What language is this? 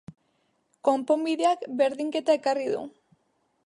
Basque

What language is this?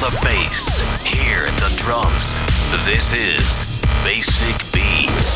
Dutch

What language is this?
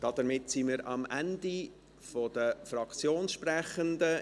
Swiss German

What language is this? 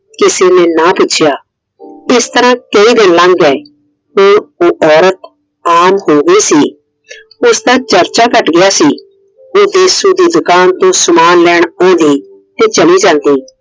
Punjabi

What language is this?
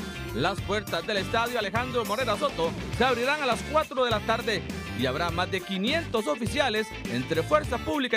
Spanish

